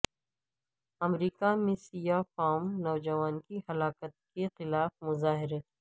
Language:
Urdu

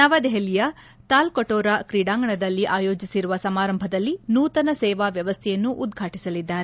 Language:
Kannada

